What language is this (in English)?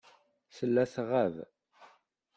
Kabyle